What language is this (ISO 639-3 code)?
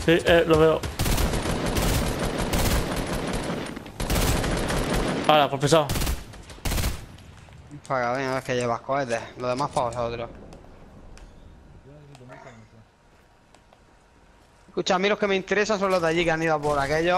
spa